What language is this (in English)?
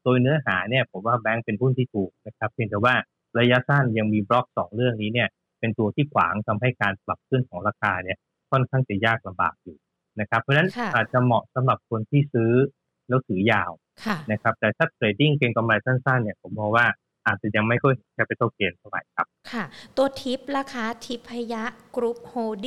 Thai